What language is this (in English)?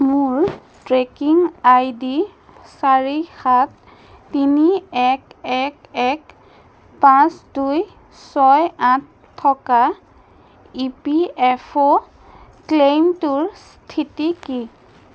Assamese